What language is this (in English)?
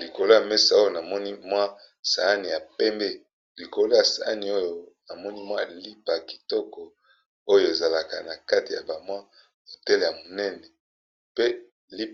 Lingala